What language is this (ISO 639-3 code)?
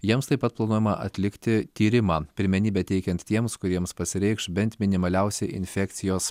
lit